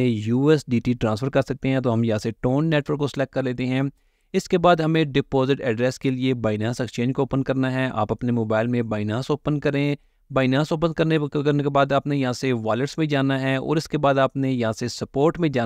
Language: Hindi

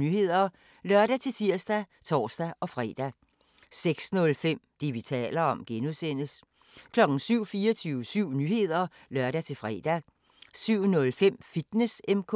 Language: Danish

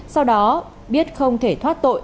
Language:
Vietnamese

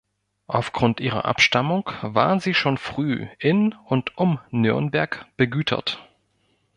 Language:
German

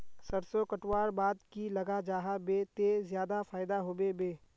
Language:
Magahi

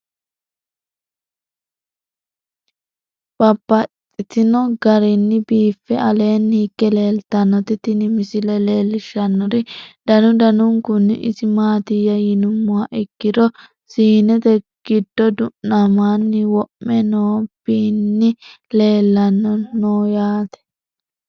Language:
Sidamo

